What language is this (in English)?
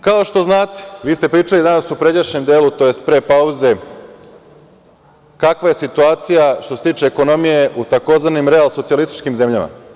Serbian